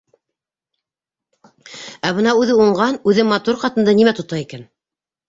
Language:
Bashkir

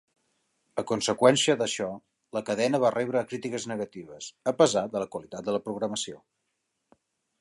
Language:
Catalan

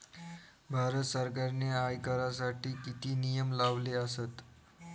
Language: Marathi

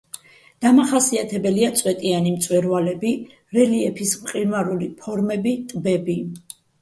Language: Georgian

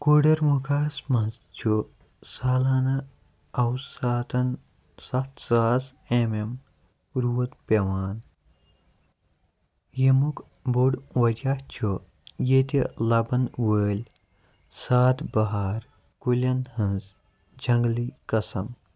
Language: Kashmiri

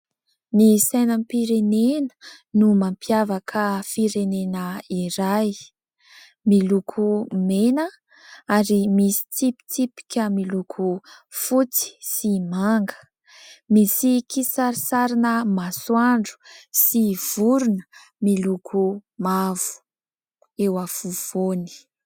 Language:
Malagasy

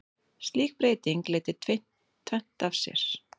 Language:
Icelandic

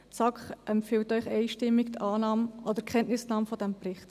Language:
Swiss German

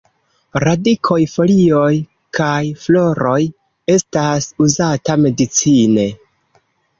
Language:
Esperanto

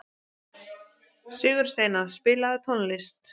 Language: Icelandic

